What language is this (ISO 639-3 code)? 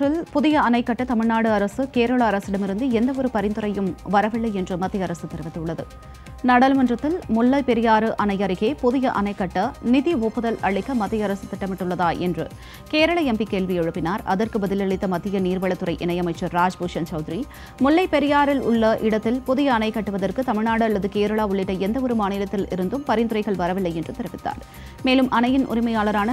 kor